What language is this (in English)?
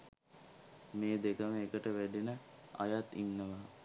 Sinhala